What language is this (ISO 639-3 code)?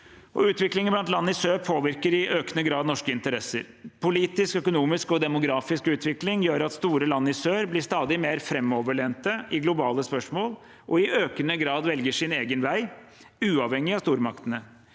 nor